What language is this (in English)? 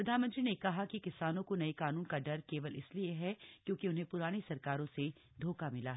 Hindi